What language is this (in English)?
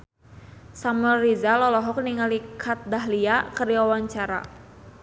Sundanese